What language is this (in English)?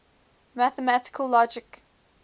English